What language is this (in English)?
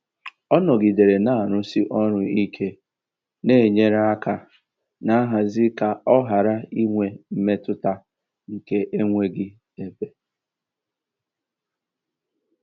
Igbo